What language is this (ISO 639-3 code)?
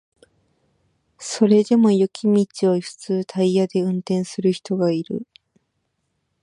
jpn